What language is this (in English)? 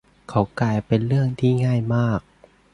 Thai